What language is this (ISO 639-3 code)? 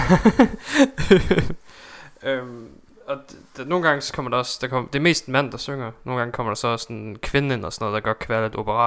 dan